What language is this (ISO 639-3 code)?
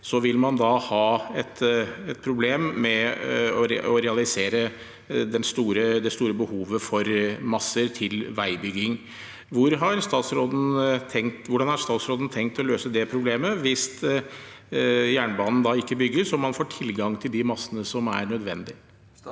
nor